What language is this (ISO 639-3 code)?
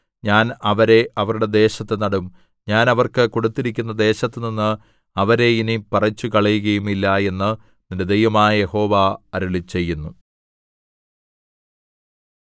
mal